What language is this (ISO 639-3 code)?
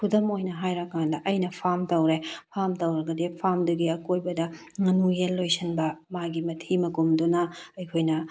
mni